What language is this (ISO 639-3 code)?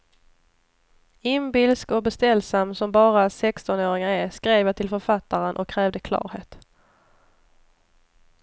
swe